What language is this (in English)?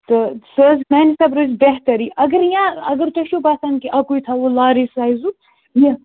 Kashmiri